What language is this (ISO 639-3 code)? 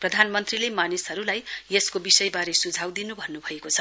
nep